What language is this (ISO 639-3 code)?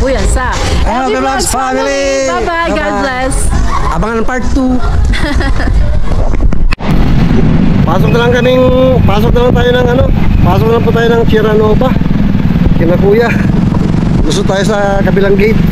fil